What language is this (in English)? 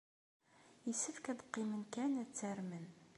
Kabyle